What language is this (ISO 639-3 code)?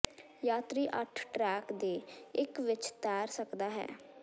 pan